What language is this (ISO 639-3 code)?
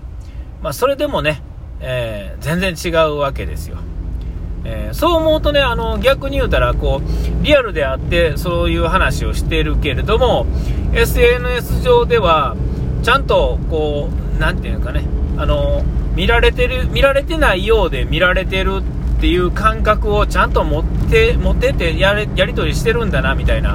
jpn